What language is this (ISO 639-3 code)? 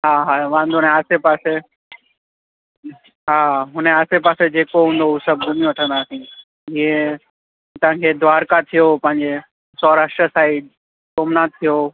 snd